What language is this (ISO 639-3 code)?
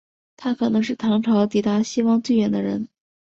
zho